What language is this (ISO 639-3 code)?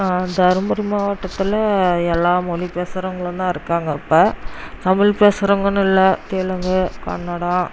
tam